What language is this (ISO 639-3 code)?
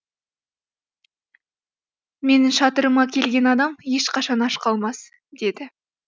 kaz